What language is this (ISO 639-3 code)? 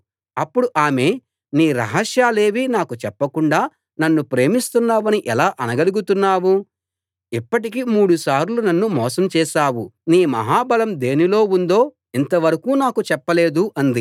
tel